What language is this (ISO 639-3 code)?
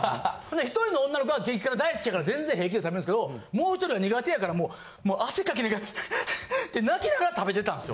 jpn